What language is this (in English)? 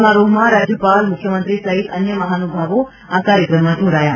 Gujarati